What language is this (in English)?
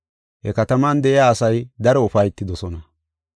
Gofa